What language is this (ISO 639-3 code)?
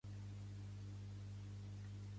cat